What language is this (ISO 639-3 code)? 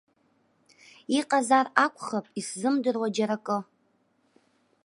abk